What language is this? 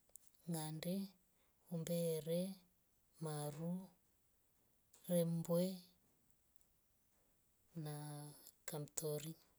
Rombo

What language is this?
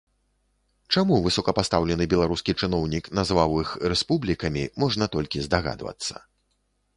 Belarusian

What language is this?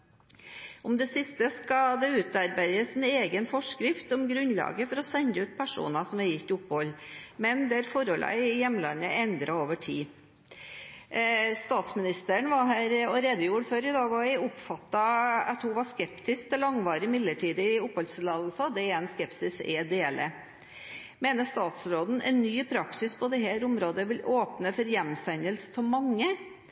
Norwegian Bokmål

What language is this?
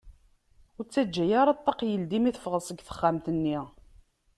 Kabyle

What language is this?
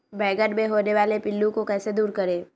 Magahi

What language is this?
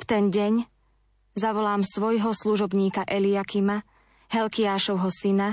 Slovak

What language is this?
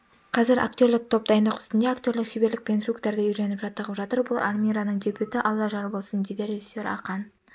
Kazakh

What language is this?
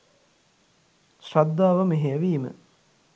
Sinhala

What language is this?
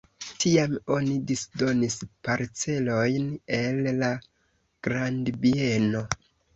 Esperanto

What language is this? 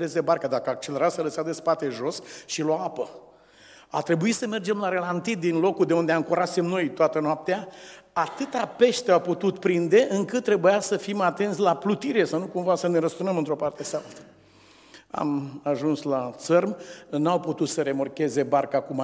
Romanian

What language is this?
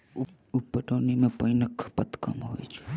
Maithili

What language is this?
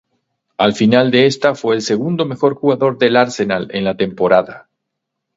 Spanish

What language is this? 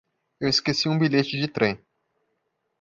Portuguese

